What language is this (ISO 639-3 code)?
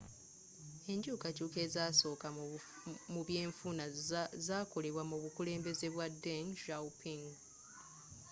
lug